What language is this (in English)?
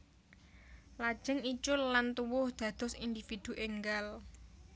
Javanese